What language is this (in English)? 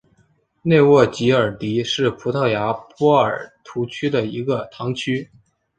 Chinese